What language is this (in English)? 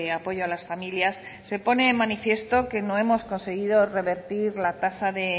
Spanish